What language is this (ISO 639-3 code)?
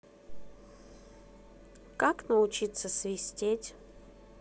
rus